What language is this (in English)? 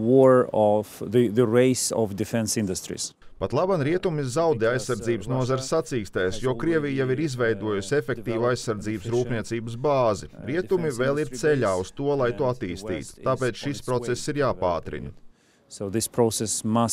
Latvian